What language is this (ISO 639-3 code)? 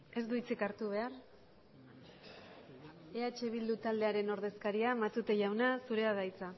eus